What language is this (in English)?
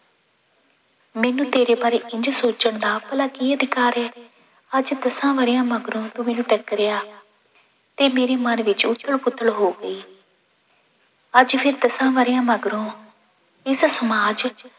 Punjabi